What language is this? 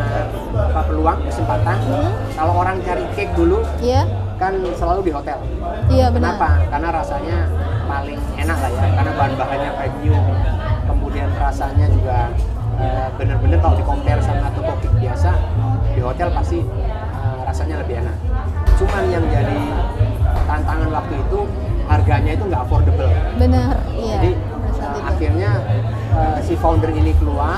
Indonesian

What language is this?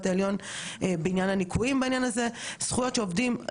Hebrew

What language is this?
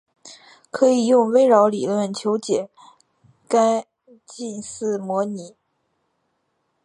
Chinese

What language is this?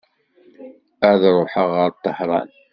Kabyle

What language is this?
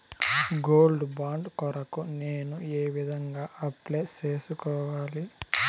Telugu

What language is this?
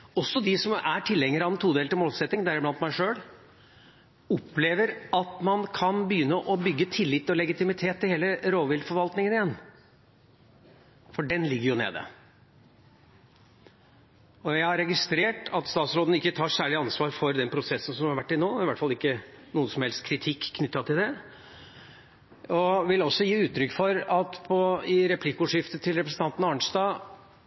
Norwegian Bokmål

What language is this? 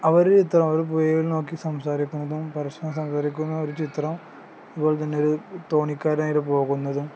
Malayalam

